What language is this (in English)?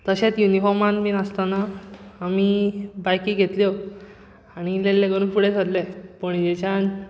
Konkani